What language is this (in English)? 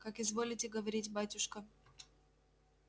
Russian